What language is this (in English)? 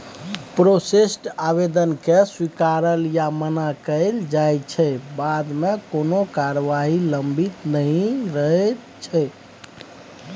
Maithili